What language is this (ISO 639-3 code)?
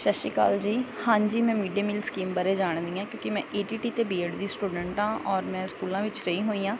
pan